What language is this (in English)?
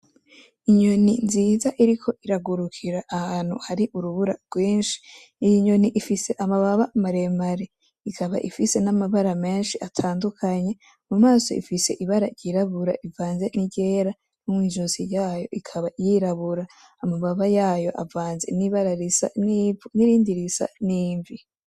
Rundi